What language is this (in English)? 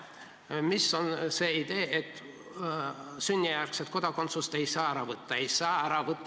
Estonian